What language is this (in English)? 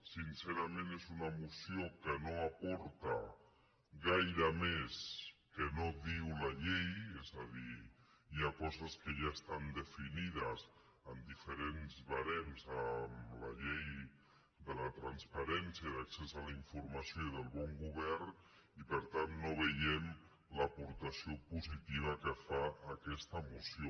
Catalan